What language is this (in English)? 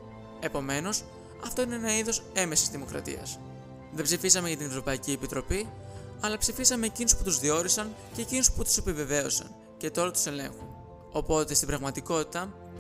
Greek